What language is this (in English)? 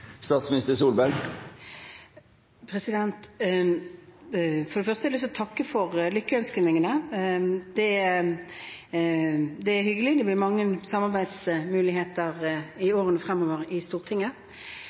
Norwegian